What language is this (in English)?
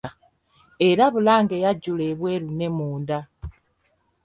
Ganda